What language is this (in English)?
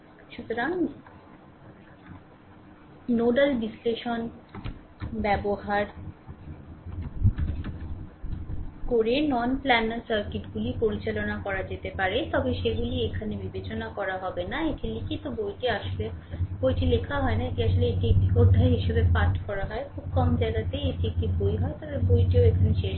Bangla